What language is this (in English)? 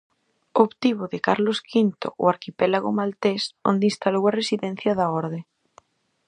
Galician